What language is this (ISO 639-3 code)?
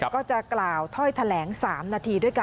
tha